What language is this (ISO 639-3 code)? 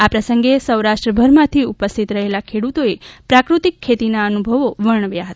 guj